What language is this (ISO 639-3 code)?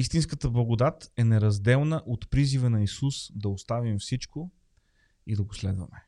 bul